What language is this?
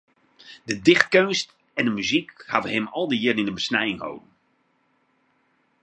Western Frisian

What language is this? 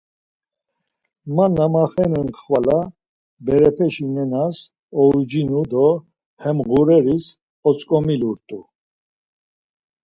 Laz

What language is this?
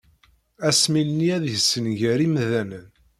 Kabyle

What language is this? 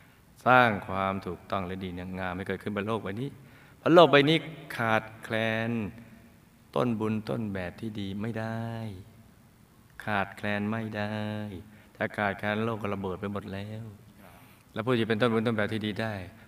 Thai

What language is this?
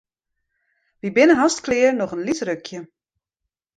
Western Frisian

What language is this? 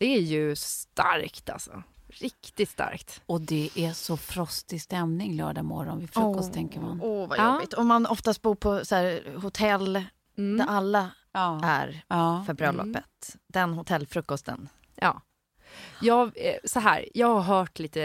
Swedish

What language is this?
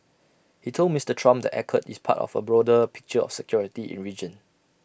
English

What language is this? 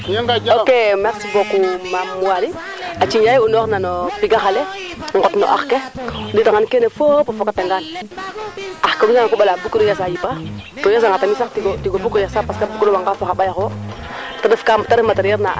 Serer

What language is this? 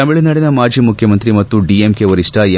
Kannada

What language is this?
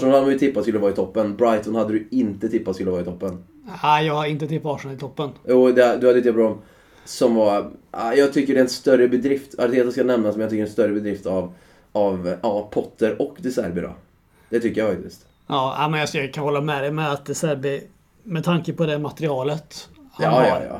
Swedish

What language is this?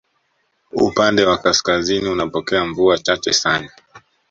Swahili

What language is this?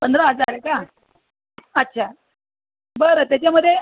Marathi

